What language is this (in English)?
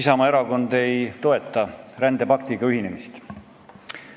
Estonian